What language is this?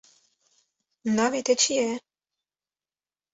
Kurdish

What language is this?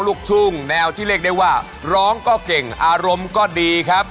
Thai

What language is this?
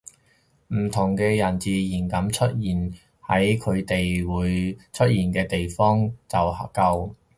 Cantonese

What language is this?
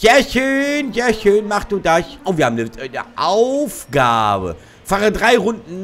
German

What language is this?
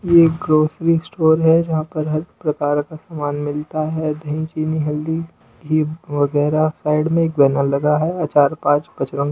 Hindi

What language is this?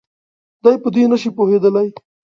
Pashto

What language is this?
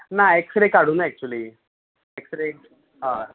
Konkani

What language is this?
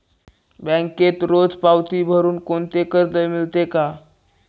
Marathi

